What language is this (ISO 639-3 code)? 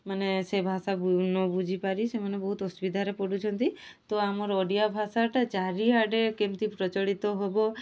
ori